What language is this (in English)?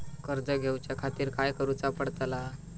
Marathi